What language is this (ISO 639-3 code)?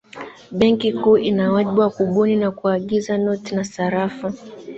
swa